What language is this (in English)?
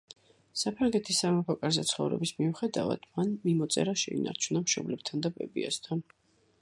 Georgian